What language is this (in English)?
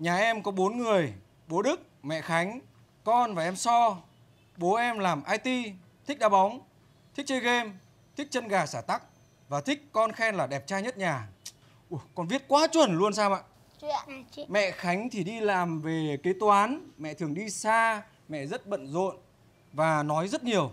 Vietnamese